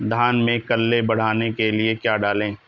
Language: Hindi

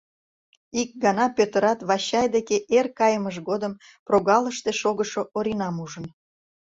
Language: Mari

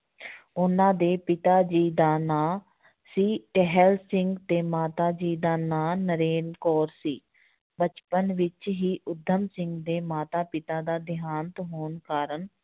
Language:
Punjabi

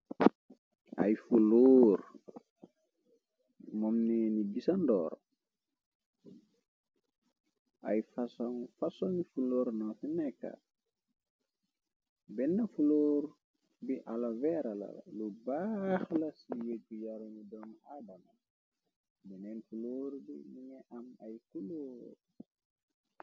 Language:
Wolof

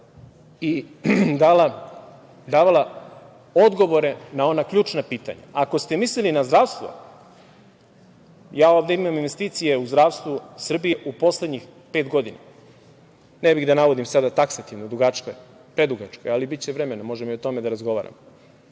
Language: Serbian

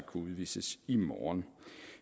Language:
Danish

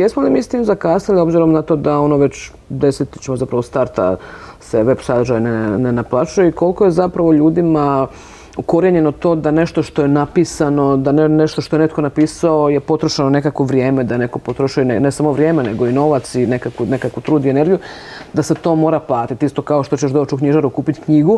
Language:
Croatian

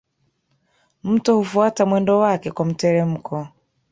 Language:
Swahili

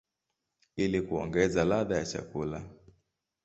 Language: Swahili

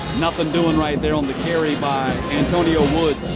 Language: English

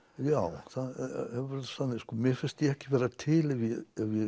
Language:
Icelandic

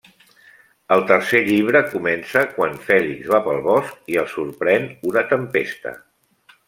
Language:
Catalan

